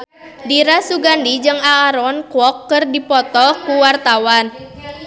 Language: Sundanese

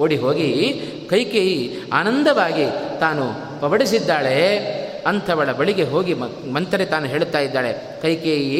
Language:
Kannada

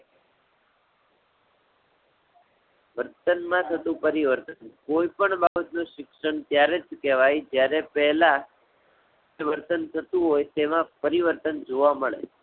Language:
Gujarati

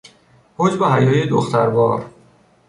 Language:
Persian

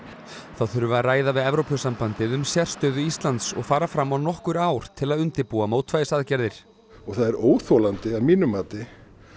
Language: Icelandic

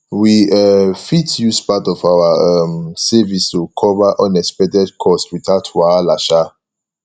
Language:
Nigerian Pidgin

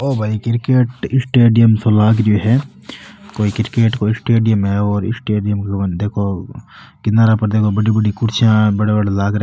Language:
Marwari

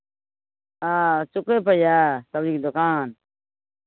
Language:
Maithili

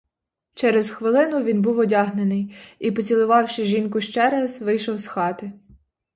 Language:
Ukrainian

